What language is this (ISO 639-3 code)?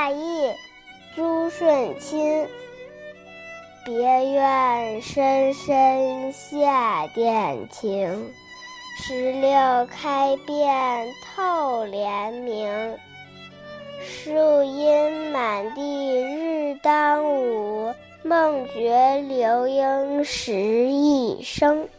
zho